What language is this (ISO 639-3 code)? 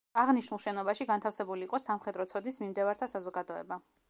kat